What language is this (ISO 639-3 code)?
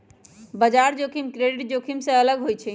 mag